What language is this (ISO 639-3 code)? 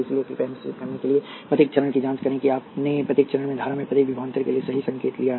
hin